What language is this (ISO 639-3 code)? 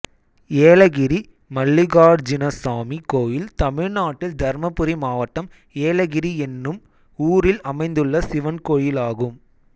tam